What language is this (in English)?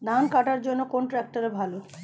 Bangla